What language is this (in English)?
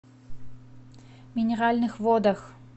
Russian